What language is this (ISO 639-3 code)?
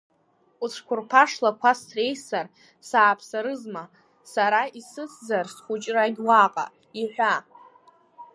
abk